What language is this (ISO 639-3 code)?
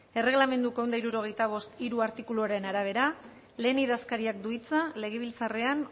eus